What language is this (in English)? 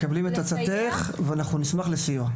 Hebrew